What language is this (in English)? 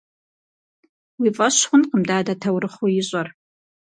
Kabardian